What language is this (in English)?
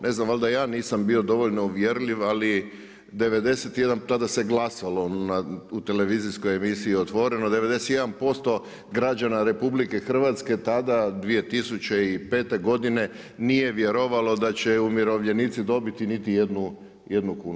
Croatian